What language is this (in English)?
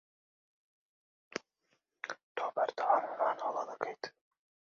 Central Kurdish